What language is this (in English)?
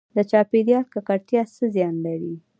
Pashto